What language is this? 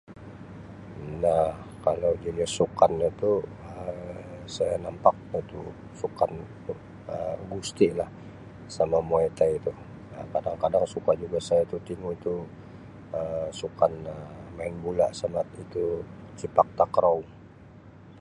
Sabah Malay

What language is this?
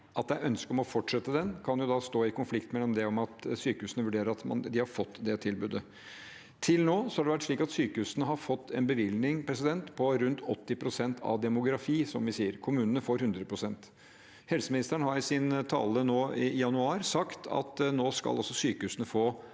Norwegian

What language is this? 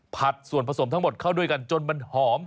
Thai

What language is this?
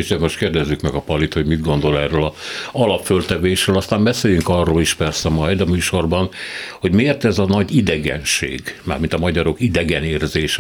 Hungarian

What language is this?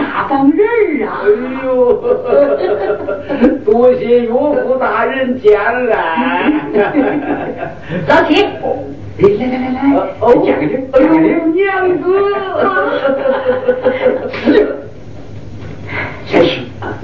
Chinese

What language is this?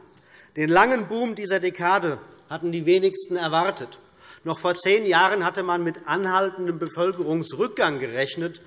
German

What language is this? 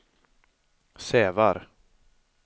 Swedish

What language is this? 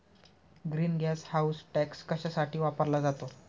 Marathi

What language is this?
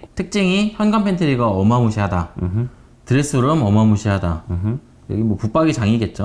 Korean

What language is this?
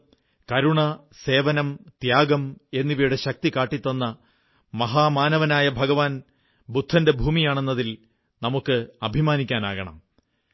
Malayalam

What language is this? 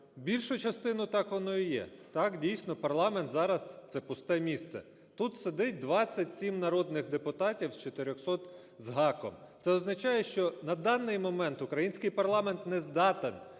Ukrainian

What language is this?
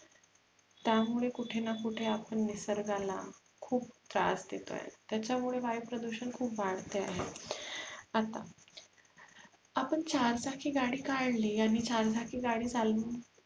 Marathi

